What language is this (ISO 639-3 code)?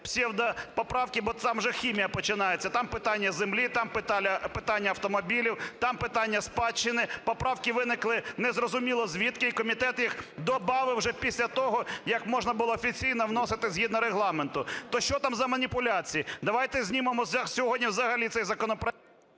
ukr